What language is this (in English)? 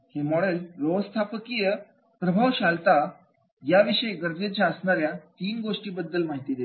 Marathi